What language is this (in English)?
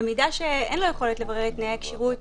Hebrew